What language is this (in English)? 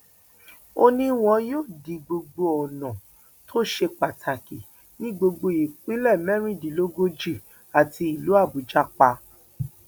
Yoruba